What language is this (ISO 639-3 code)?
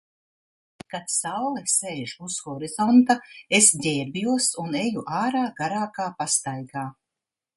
lav